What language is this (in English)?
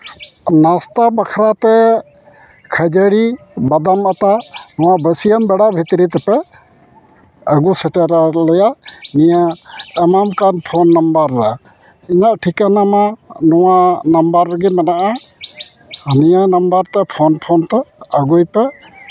Santali